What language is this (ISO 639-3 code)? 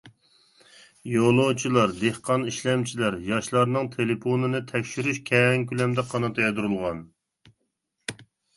uig